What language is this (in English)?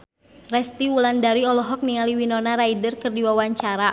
Sundanese